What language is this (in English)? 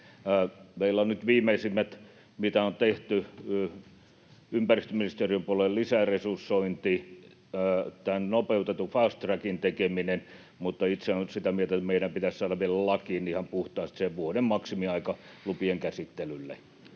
Finnish